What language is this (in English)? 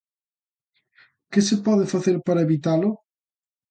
Galician